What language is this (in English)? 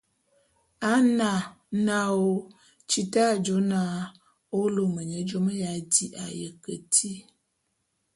Bulu